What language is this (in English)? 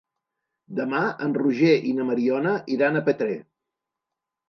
Catalan